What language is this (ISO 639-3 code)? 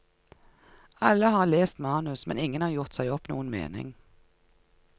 nor